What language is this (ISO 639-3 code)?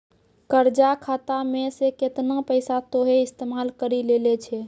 mai